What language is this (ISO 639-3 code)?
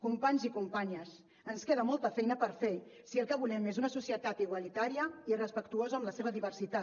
cat